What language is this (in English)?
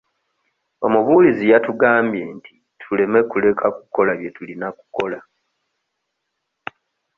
Ganda